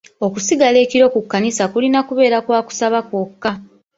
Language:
Ganda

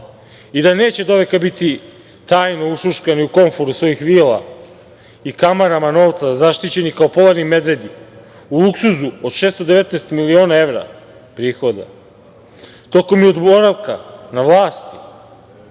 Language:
Serbian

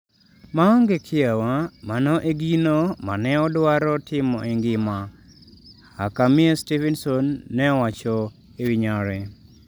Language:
Luo (Kenya and Tanzania)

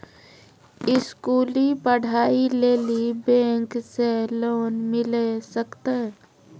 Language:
Maithili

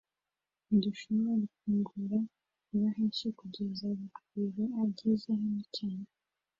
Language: Kinyarwanda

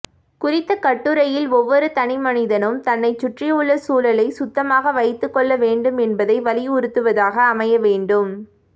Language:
Tamil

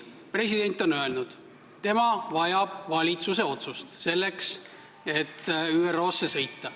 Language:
Estonian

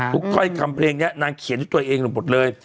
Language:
Thai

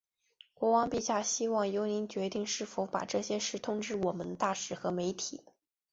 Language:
Chinese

